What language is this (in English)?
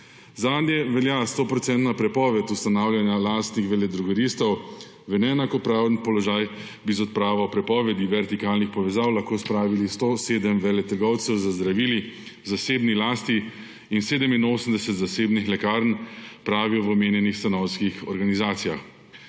Slovenian